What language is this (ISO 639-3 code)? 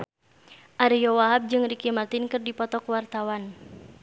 sun